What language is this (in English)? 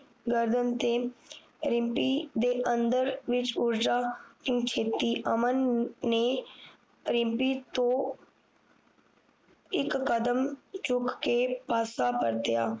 Punjabi